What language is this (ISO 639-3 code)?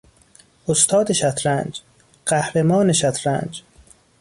fas